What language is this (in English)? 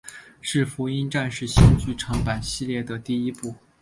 Chinese